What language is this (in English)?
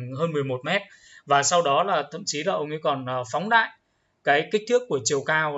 Vietnamese